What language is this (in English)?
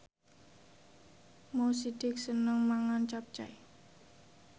Javanese